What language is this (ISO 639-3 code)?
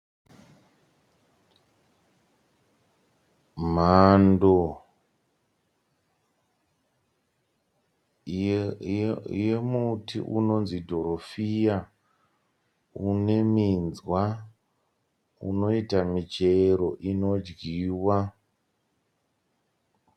sna